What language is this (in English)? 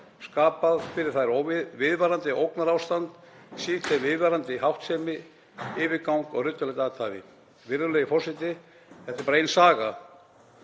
Icelandic